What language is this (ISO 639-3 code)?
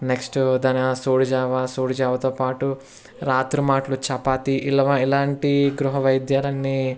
tel